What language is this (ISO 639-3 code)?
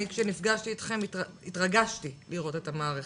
heb